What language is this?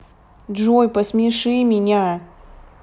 Russian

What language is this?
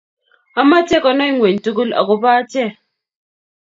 Kalenjin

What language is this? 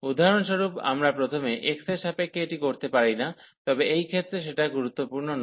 Bangla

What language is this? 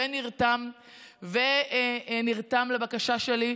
Hebrew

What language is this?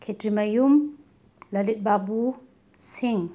Manipuri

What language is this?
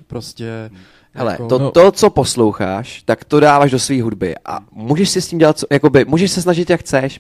Czech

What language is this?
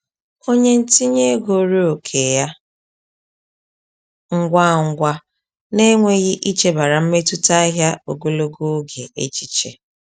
Igbo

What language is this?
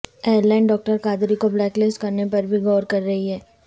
Urdu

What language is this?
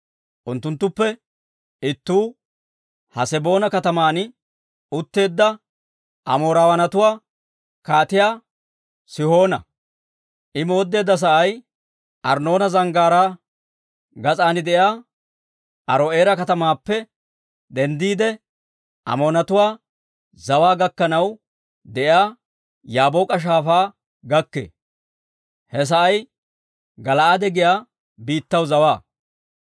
Dawro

